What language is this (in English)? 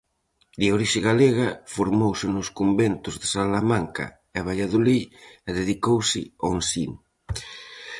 Galician